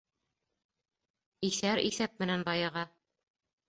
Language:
Bashkir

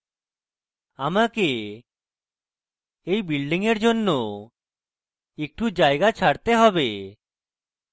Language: Bangla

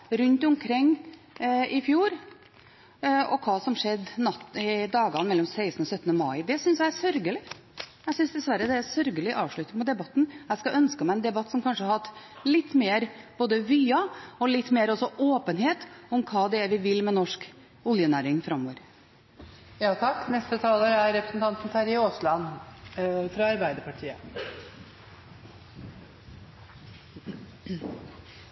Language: Norwegian Bokmål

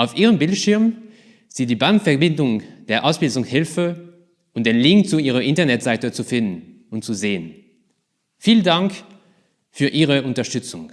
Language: German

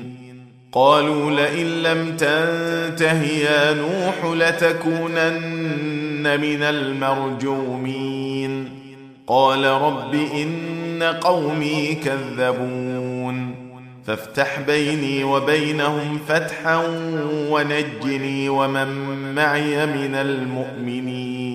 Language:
Arabic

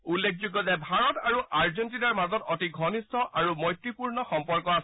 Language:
Assamese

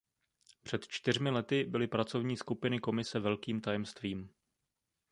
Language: Czech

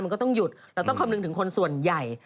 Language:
Thai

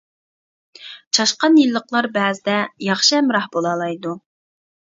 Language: Uyghur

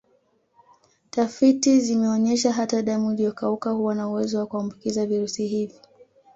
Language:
Swahili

